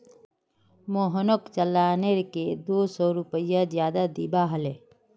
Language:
Magahi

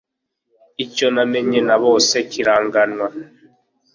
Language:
Kinyarwanda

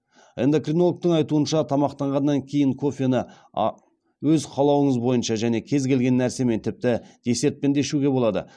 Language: Kazakh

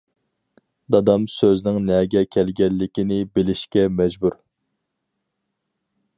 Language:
Uyghur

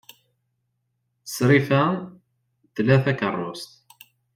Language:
Kabyle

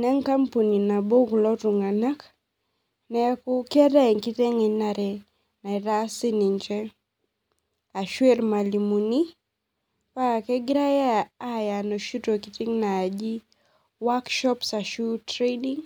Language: Masai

